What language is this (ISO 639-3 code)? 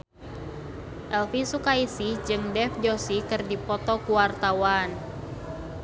sun